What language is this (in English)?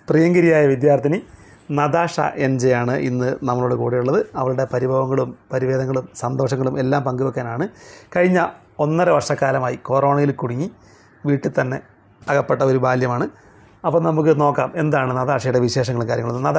Malayalam